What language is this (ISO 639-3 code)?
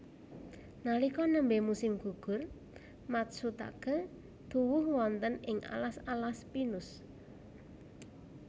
jav